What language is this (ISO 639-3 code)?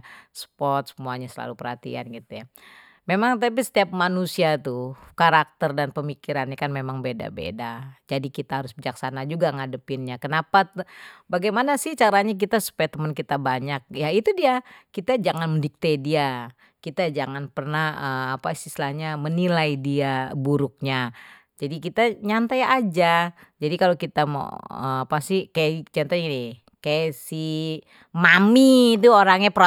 bew